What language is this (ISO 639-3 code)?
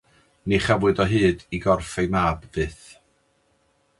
cym